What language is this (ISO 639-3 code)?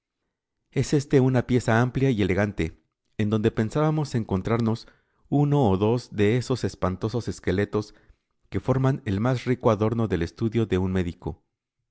spa